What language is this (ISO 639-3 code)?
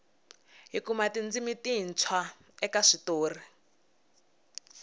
tso